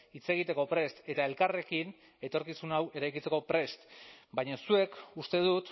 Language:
Basque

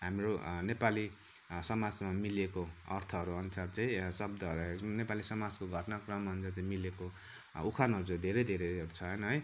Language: Nepali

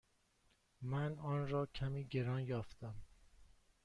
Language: Persian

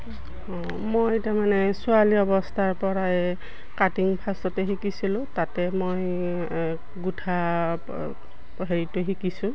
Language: Assamese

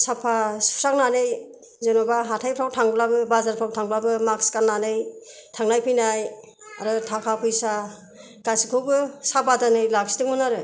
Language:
Bodo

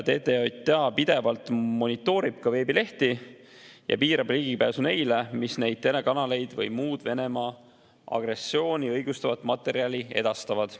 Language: Estonian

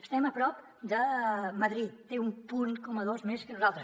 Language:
Catalan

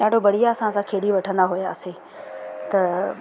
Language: Sindhi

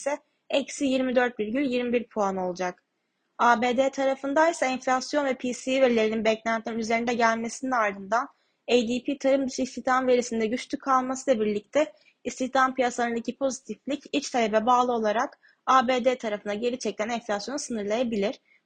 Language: Turkish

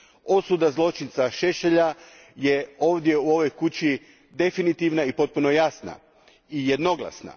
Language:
Croatian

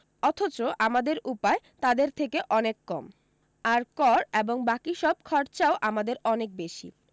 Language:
Bangla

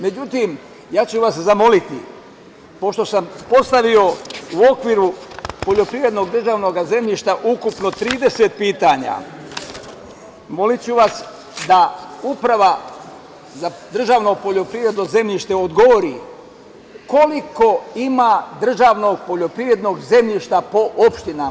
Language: Serbian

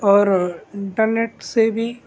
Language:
Urdu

